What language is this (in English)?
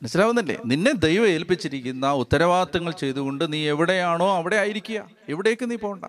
Malayalam